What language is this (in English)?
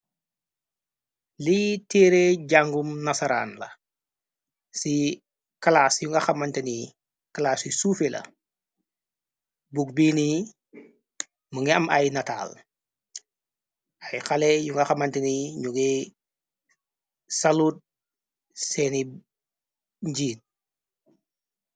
Wolof